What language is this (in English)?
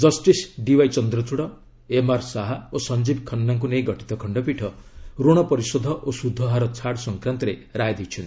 Odia